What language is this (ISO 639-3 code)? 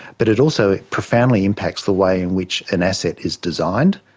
eng